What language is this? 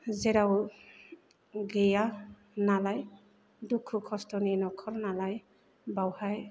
Bodo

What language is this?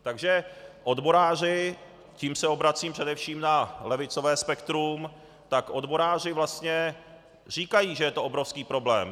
Czech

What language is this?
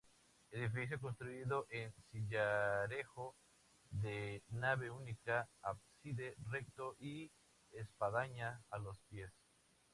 Spanish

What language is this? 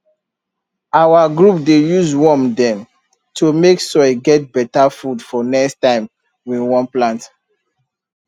Nigerian Pidgin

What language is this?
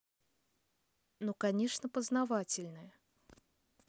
Russian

